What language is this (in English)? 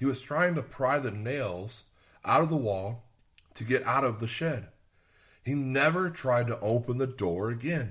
English